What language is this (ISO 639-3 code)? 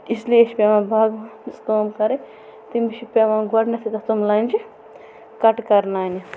kas